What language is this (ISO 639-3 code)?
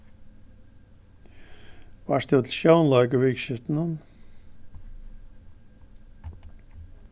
fao